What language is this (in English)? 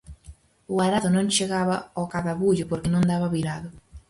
Galician